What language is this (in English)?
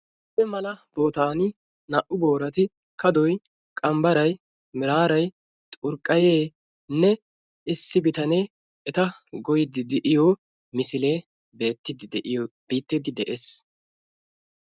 Wolaytta